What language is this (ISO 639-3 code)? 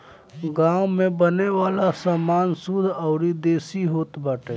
bho